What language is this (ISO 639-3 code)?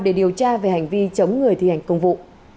vie